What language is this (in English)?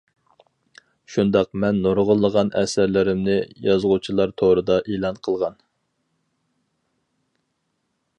Uyghur